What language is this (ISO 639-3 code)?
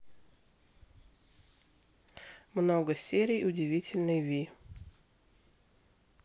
rus